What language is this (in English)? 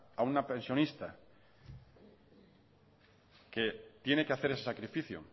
Spanish